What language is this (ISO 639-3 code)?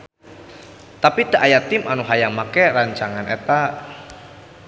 sun